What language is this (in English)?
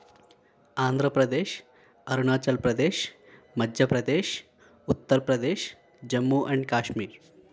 Telugu